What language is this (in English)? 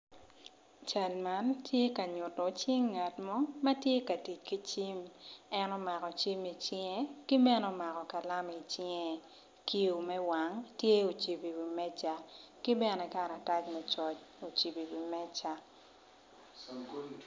Acoli